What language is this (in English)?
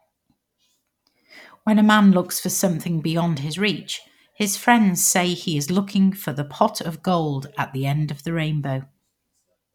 English